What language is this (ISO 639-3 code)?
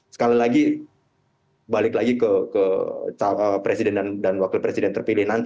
ind